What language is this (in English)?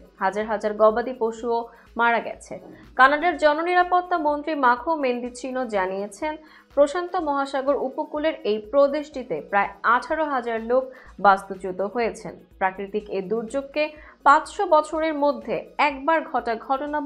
Hindi